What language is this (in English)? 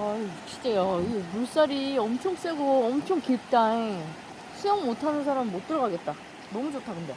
Korean